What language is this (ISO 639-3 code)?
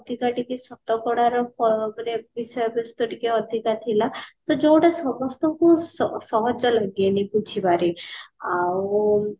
ori